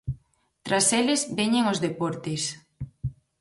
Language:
Galician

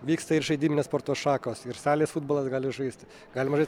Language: Lithuanian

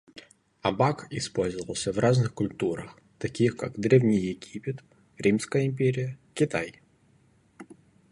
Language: Russian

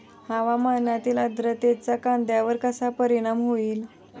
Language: Marathi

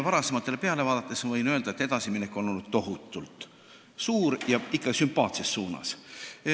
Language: Estonian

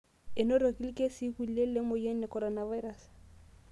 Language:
Masai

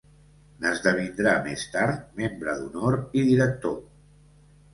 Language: Catalan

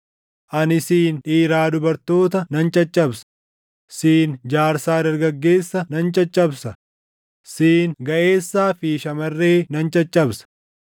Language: Oromo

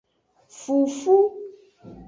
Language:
Aja (Benin)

